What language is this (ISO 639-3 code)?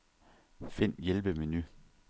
dan